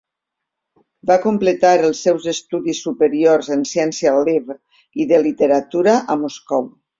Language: Catalan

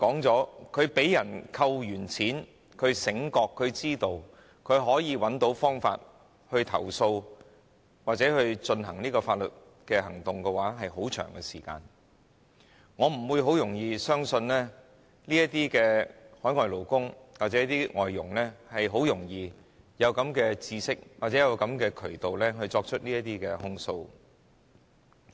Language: Cantonese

